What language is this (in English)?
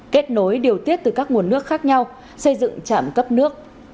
Vietnamese